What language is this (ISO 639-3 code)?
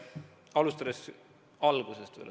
est